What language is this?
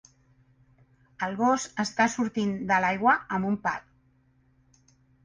Catalan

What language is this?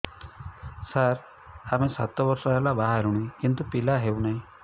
Odia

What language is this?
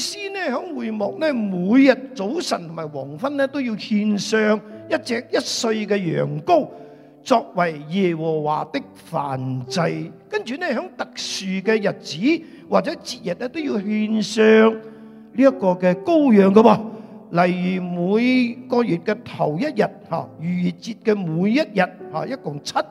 Chinese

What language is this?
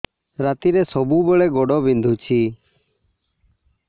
Odia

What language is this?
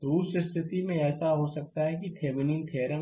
Hindi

